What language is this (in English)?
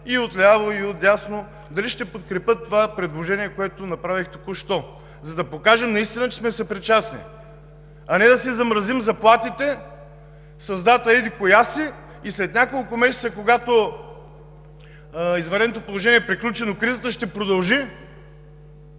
Bulgarian